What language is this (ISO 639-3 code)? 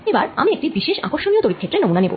ben